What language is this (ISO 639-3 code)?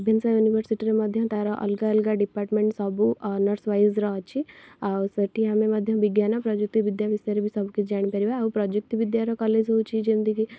ori